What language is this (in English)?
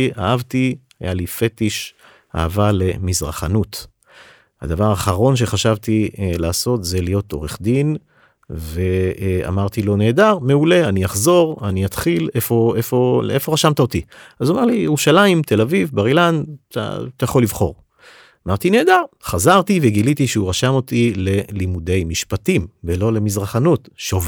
Hebrew